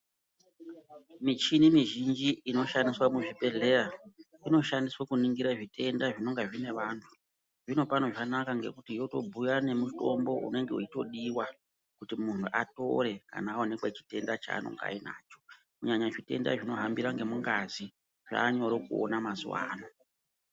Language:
Ndau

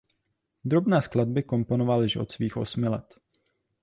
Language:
Czech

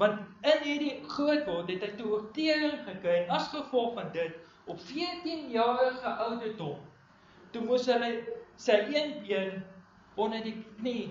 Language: Dutch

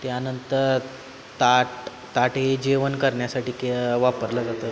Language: Marathi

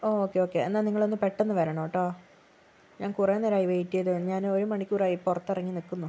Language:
Malayalam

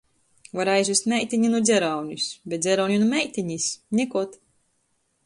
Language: Latgalian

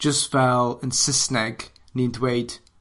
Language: Welsh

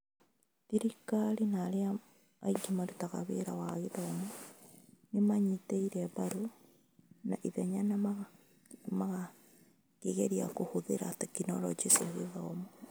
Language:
Kikuyu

